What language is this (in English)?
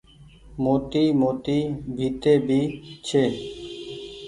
Goaria